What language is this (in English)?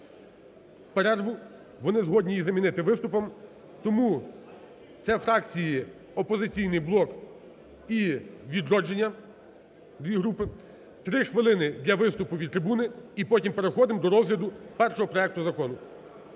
Ukrainian